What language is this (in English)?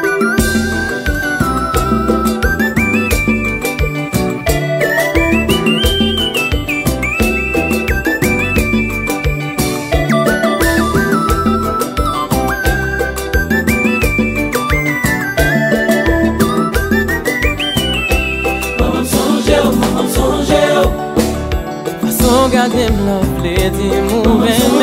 Arabic